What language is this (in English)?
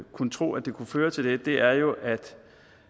Danish